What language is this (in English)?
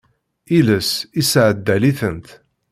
Kabyle